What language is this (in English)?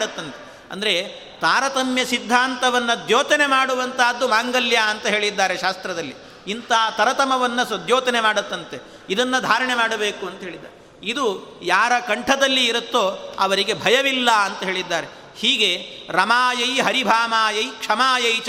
Kannada